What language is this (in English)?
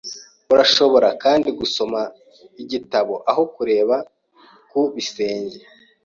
Kinyarwanda